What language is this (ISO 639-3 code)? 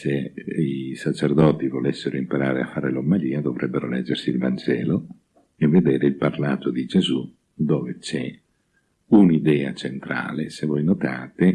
ita